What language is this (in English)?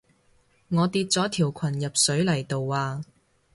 Cantonese